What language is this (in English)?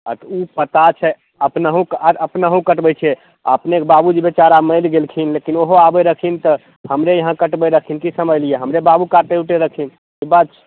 Maithili